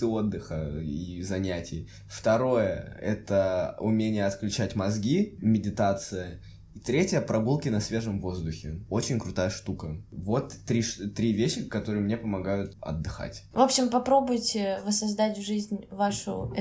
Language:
Russian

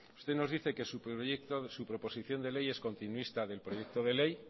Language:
Spanish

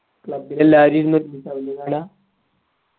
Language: Malayalam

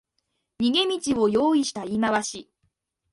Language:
Japanese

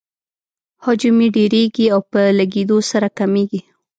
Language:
Pashto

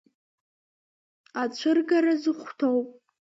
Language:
Abkhazian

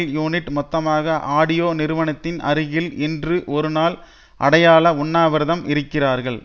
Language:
Tamil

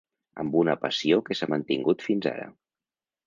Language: Catalan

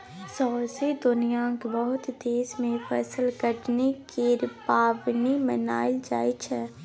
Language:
Maithili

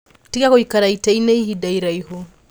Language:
Kikuyu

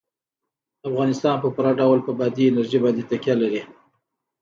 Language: Pashto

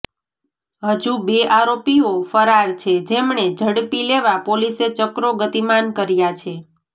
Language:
Gujarati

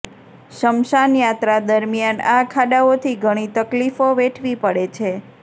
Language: Gujarati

